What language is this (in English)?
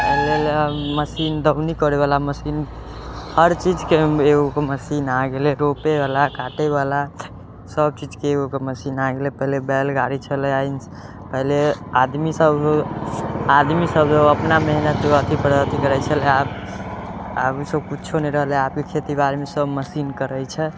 Maithili